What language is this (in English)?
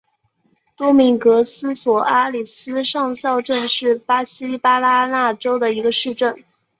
Chinese